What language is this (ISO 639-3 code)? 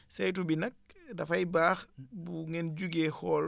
wol